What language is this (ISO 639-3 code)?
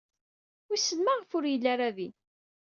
kab